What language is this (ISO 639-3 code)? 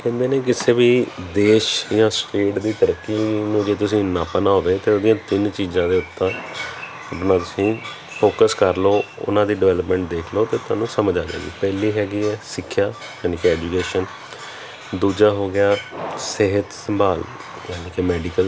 pan